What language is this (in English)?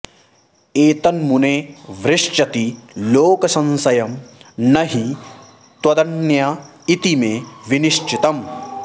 Sanskrit